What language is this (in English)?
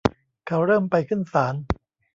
Thai